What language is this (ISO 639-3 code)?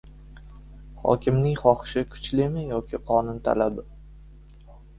uzb